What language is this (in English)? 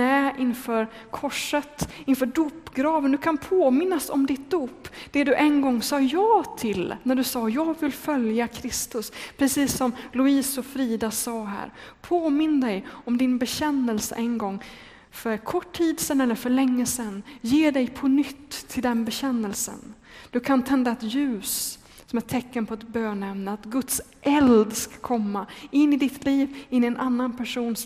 Swedish